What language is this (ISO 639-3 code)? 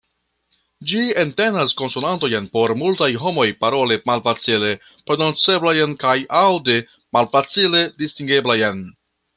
epo